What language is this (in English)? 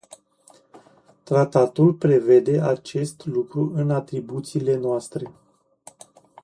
Romanian